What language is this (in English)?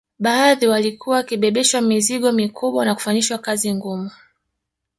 Swahili